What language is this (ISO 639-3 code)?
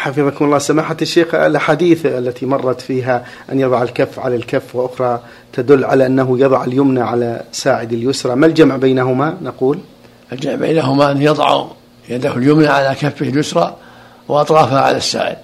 ara